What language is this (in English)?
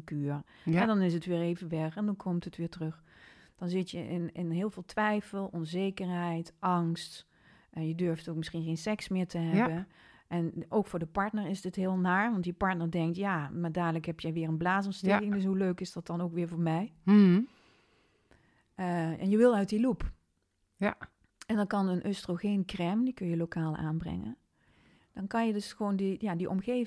Dutch